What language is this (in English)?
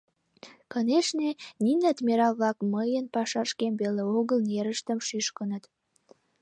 Mari